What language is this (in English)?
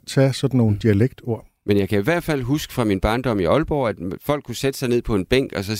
Danish